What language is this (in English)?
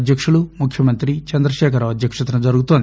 Telugu